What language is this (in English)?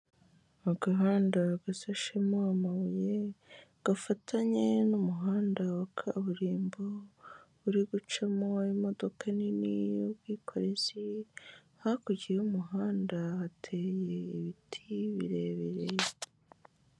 Kinyarwanda